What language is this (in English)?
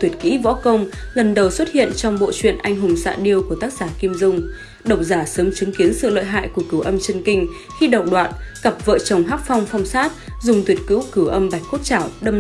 Vietnamese